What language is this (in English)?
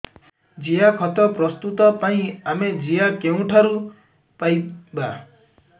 Odia